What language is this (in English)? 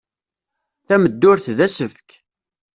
Kabyle